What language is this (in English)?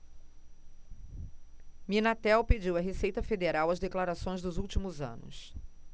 Portuguese